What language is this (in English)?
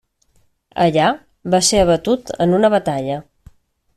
Catalan